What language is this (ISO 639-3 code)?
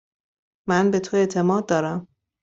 fas